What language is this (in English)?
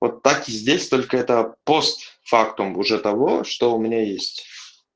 Russian